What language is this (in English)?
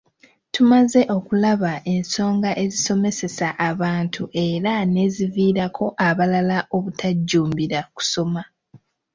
Ganda